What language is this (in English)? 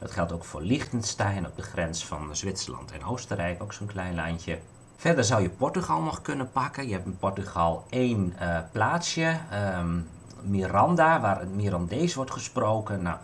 Dutch